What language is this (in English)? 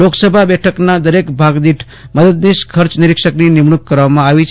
Gujarati